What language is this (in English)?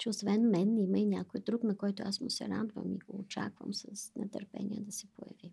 Bulgarian